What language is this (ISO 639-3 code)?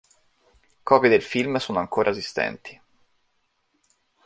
ita